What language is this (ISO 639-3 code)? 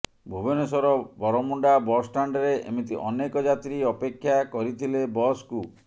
ori